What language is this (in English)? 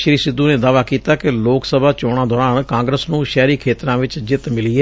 Punjabi